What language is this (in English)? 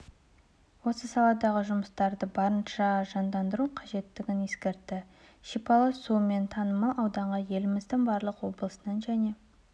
Kazakh